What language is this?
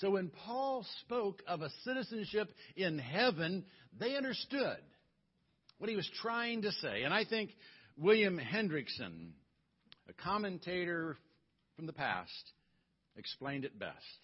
English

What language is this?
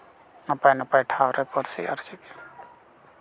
Santali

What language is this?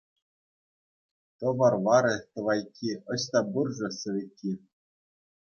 Chuvash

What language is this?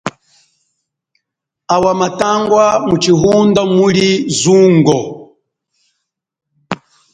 Chokwe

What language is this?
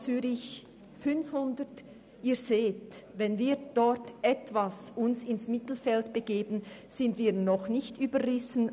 Swiss German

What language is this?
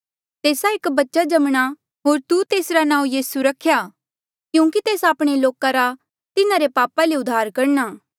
Mandeali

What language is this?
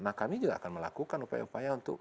Indonesian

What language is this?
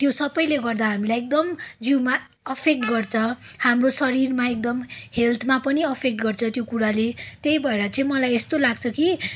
Nepali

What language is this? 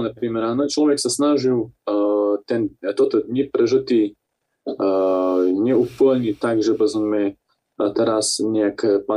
Slovak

